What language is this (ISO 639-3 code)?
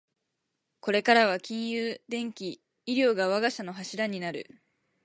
jpn